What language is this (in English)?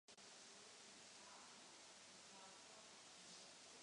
Czech